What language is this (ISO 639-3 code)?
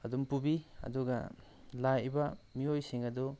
mni